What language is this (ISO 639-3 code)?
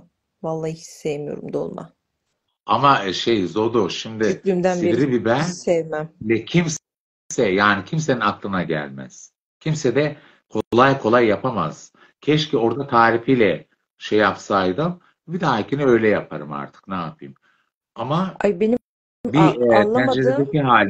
tur